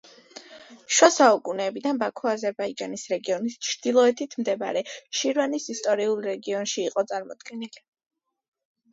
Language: Georgian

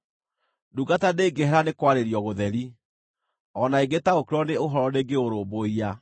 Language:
Kikuyu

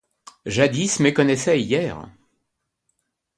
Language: French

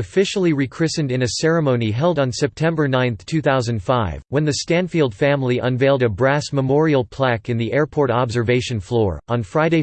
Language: English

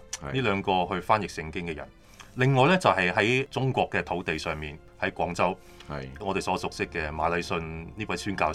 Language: Chinese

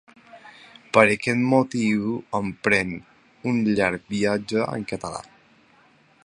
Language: Catalan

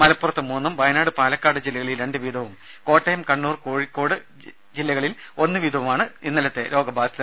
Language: Malayalam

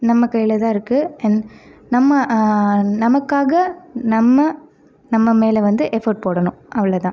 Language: Tamil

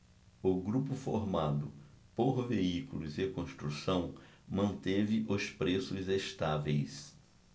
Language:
Portuguese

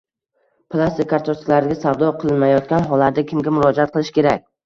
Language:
Uzbek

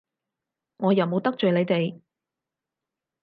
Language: Cantonese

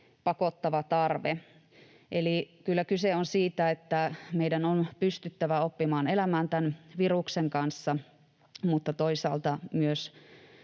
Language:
Finnish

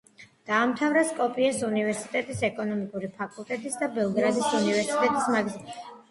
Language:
Georgian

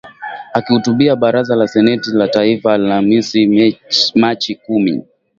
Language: Swahili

